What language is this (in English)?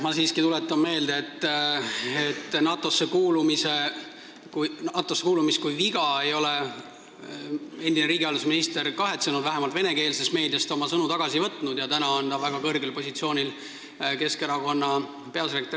Estonian